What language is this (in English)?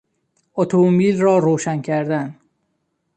Persian